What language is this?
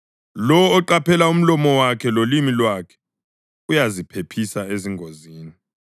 North Ndebele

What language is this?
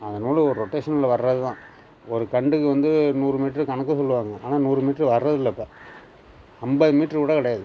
Tamil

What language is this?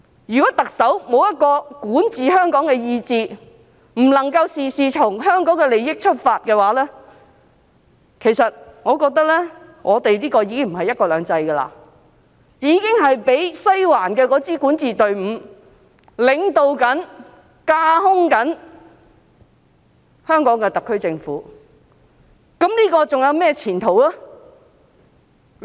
Cantonese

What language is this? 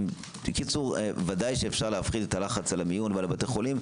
Hebrew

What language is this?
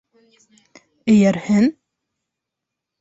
Bashkir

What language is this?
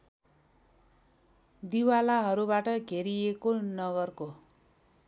Nepali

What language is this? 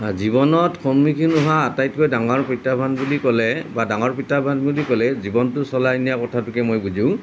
Assamese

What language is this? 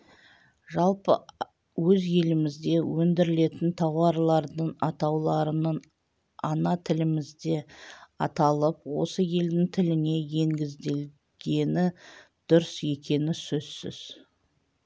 Kazakh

